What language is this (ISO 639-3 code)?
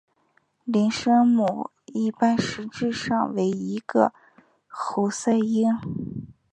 zho